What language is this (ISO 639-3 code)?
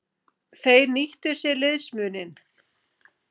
isl